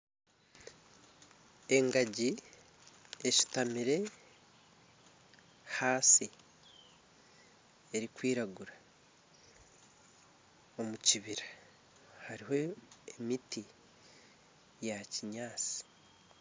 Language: Nyankole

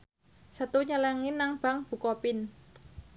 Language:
Javanese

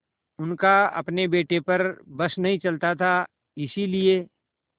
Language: Hindi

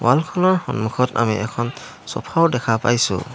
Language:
Assamese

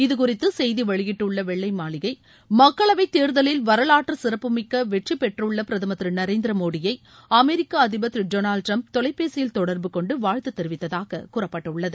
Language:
Tamil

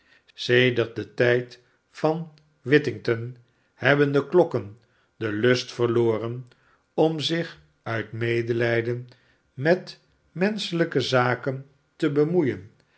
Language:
Dutch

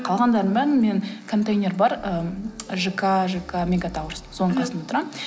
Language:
Kazakh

